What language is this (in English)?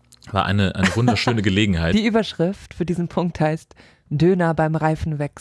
German